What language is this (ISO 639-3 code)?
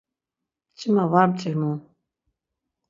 lzz